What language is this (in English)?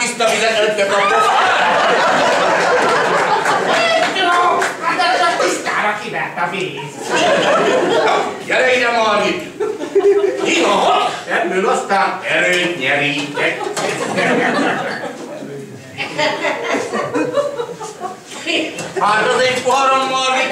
Hungarian